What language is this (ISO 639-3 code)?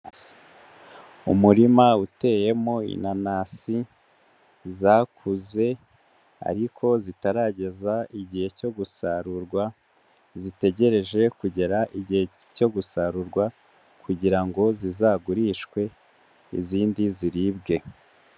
kin